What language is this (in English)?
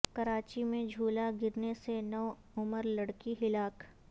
Urdu